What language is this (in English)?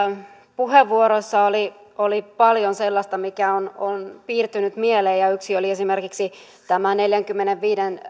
Finnish